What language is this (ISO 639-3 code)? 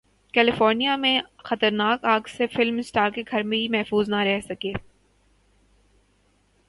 urd